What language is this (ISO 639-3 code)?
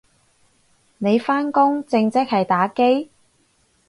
yue